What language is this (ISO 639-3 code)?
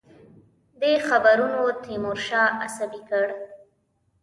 pus